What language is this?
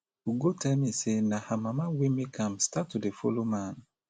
Nigerian Pidgin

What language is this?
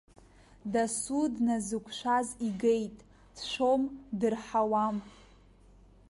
Abkhazian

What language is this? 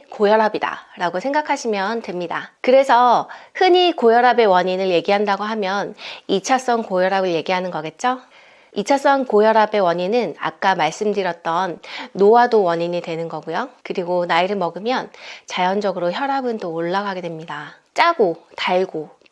Korean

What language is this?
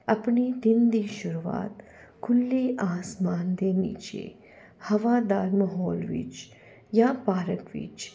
Punjabi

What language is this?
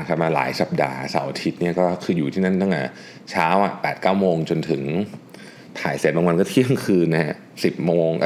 Thai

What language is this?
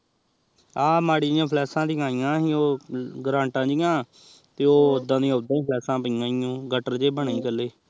Punjabi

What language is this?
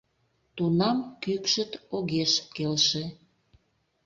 Mari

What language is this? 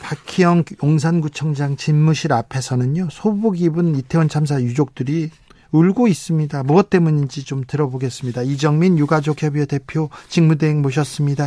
Korean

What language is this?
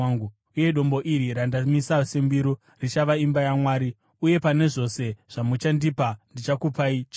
Shona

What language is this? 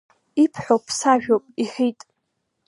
Abkhazian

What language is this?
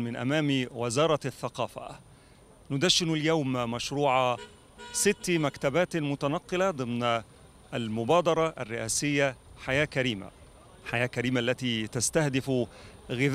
Arabic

